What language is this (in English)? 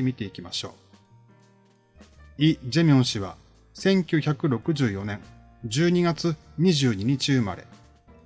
Japanese